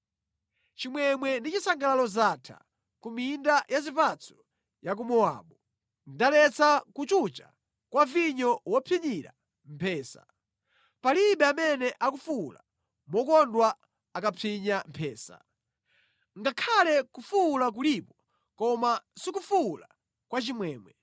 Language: Nyanja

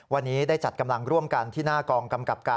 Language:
Thai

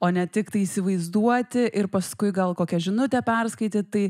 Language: Lithuanian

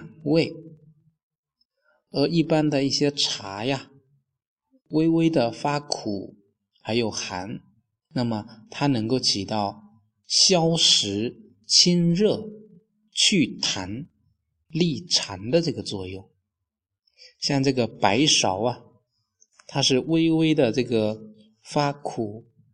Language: Chinese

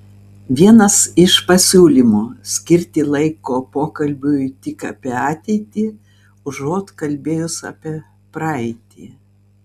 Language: Lithuanian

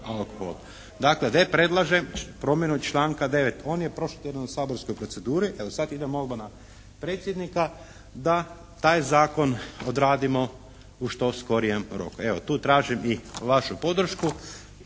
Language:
Croatian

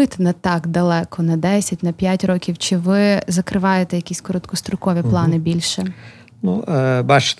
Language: Ukrainian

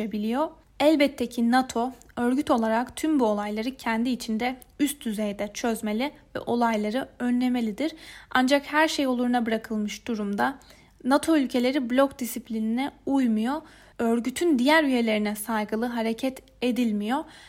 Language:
Turkish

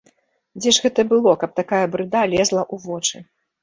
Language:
Belarusian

